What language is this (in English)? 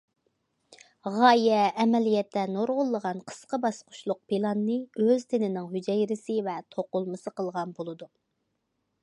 Uyghur